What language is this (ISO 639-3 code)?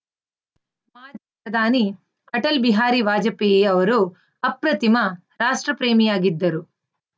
kan